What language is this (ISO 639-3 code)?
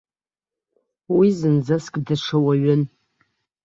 abk